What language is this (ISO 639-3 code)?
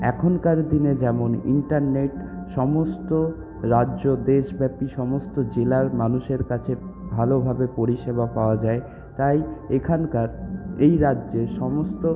ben